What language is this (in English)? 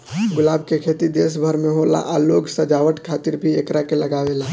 Bhojpuri